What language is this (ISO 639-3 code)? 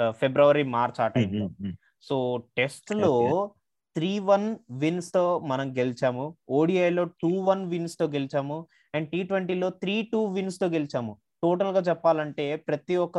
tel